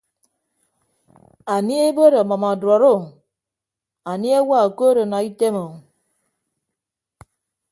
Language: Ibibio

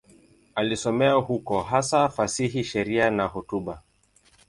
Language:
Swahili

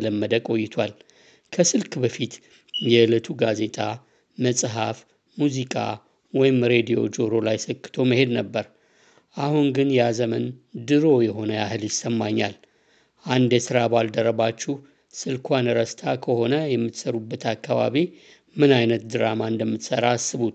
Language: Amharic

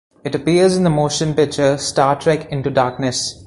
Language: English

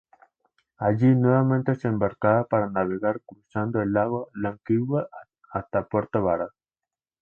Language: Spanish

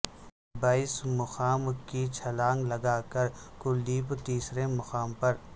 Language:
Urdu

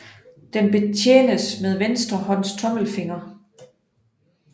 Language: Danish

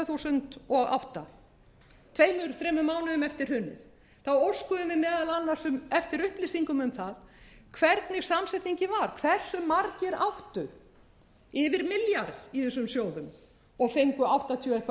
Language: Icelandic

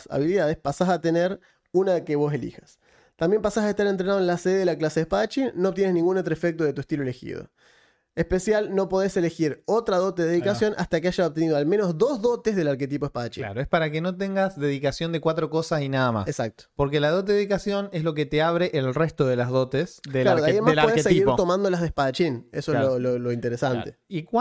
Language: Spanish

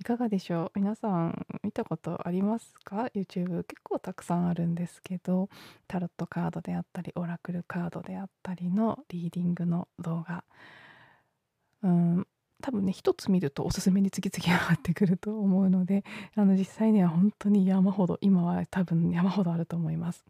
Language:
Japanese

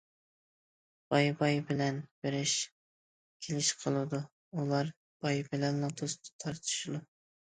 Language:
Uyghur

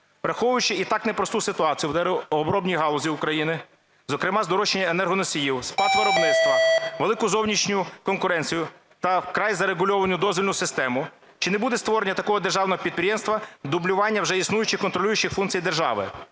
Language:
Ukrainian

